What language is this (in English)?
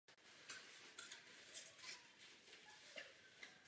Czech